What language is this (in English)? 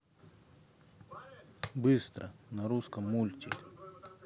Russian